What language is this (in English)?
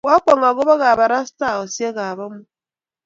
Kalenjin